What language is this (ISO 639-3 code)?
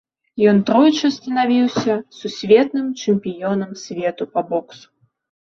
bel